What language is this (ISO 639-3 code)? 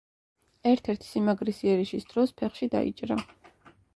kat